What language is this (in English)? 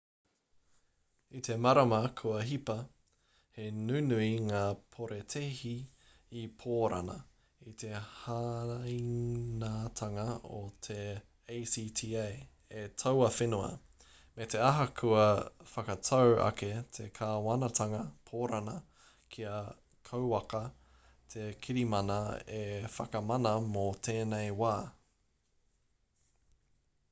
Māori